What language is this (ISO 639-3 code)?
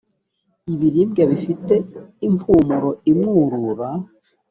kin